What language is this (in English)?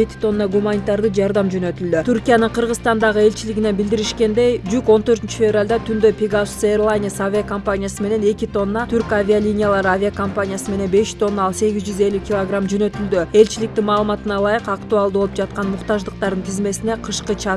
Turkish